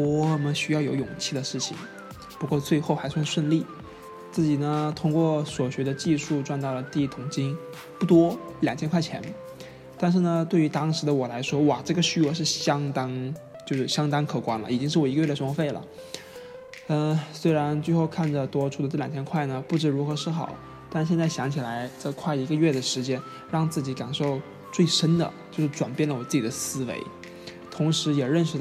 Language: Chinese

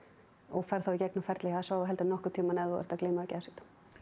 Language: Icelandic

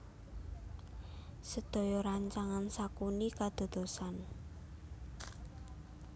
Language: Javanese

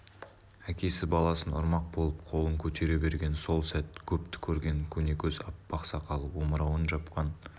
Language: Kazakh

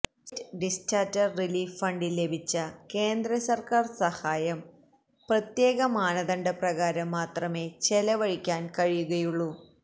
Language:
Malayalam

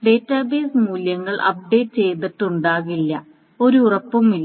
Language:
Malayalam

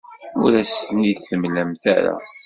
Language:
Kabyle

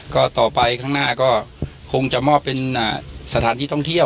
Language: Thai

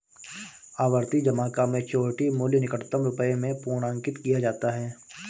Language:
Hindi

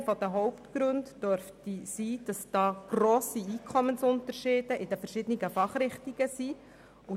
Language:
Swiss German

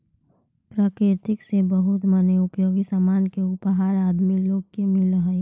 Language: Magahi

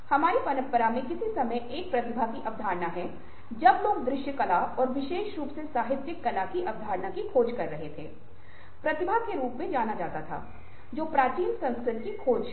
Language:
Hindi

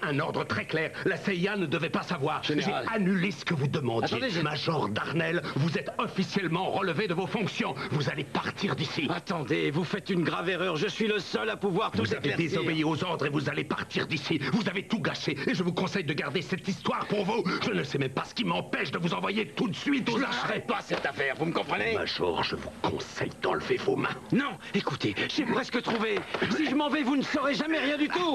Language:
French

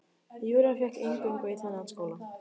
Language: Icelandic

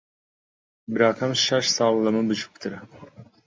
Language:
Central Kurdish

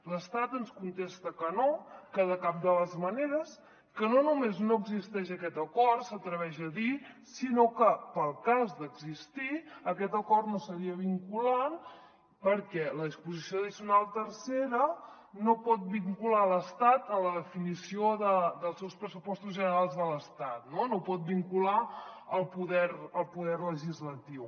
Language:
Catalan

